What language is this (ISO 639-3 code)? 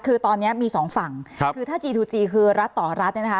tha